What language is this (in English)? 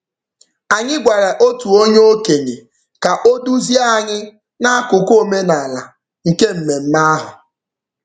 Igbo